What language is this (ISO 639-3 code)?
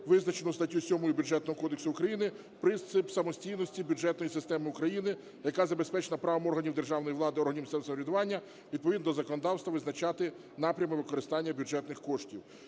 ukr